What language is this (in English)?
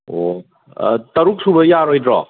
Manipuri